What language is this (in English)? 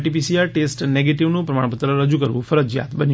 Gujarati